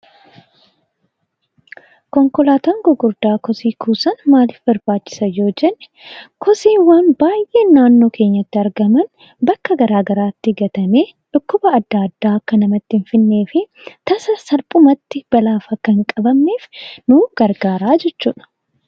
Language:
Oromo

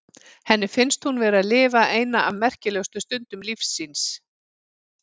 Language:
Icelandic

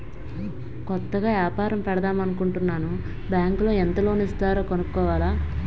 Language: Telugu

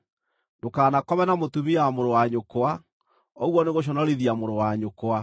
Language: Kikuyu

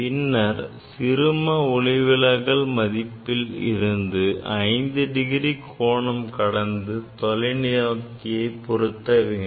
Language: Tamil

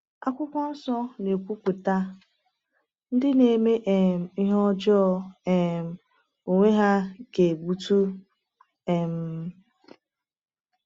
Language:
Igbo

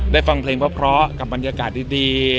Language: Thai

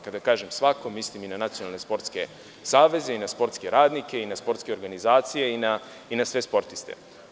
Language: Serbian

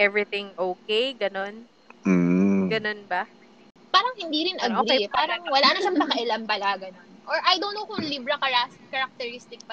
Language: Filipino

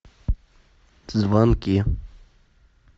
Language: Russian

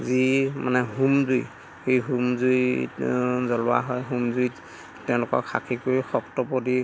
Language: Assamese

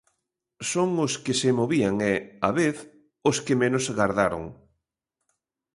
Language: Galician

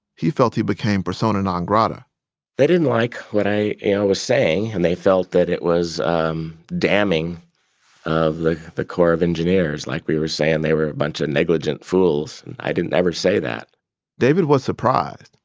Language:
English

